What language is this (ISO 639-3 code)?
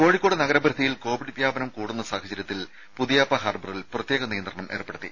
mal